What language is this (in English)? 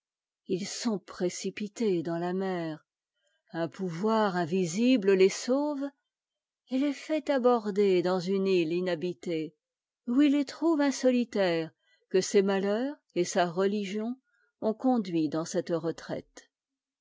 French